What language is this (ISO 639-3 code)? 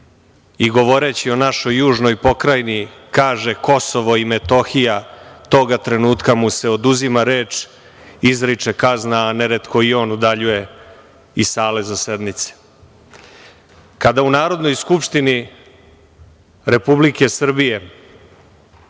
srp